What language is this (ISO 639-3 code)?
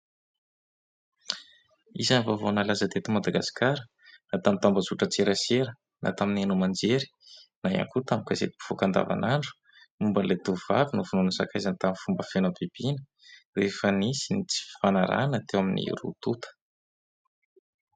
mlg